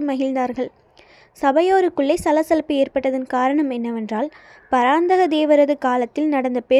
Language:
Tamil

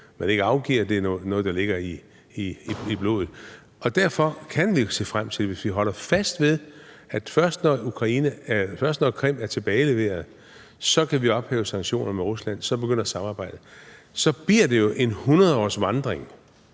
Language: Danish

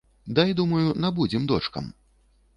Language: Belarusian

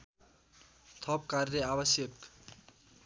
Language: Nepali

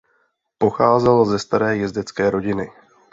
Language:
Czech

